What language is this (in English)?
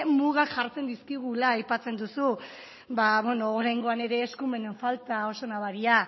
Basque